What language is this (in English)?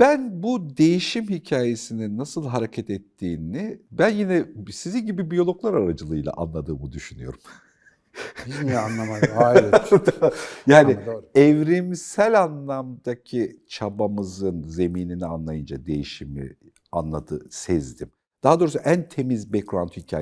Turkish